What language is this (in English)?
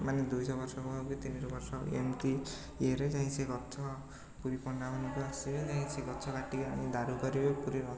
Odia